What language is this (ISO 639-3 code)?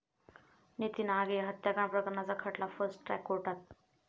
mar